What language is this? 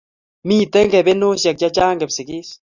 Kalenjin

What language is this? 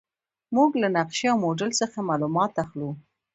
Pashto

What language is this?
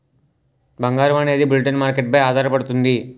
Telugu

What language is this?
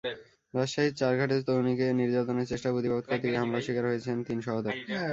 Bangla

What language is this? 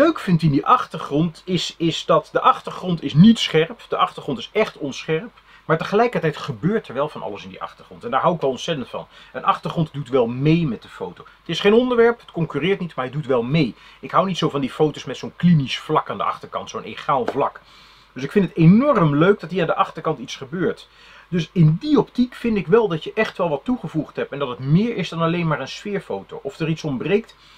Dutch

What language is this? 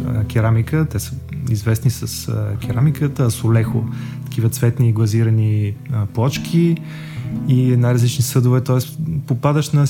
Bulgarian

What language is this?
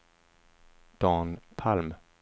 Swedish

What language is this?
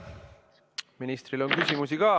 Estonian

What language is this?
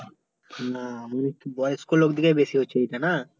Bangla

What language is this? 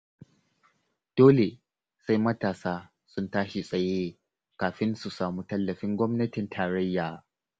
Hausa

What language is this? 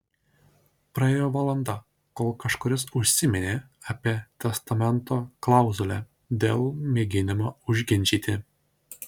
Lithuanian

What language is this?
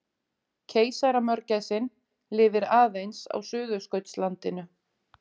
Icelandic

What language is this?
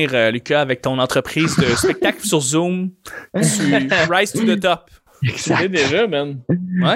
French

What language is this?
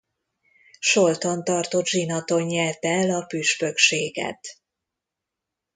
Hungarian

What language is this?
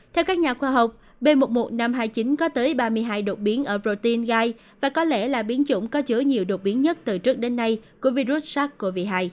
Vietnamese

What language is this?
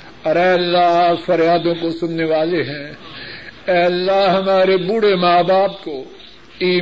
Urdu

